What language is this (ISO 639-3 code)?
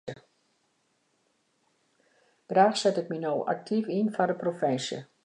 fry